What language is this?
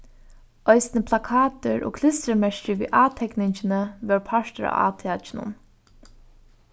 Faroese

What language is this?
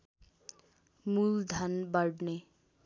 Nepali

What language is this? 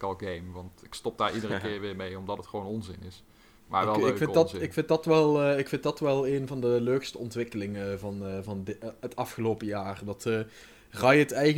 Dutch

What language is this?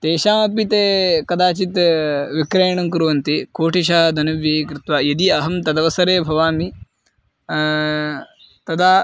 Sanskrit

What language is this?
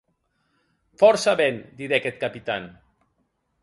Occitan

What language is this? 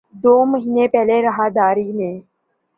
Urdu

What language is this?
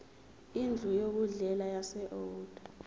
Zulu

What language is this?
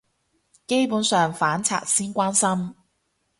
Cantonese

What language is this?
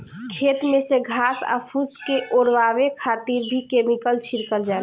Bhojpuri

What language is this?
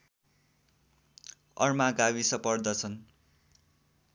Nepali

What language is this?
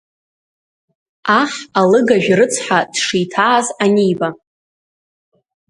Abkhazian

